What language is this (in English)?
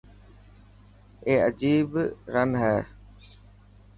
Dhatki